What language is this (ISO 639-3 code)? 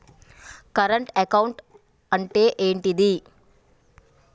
tel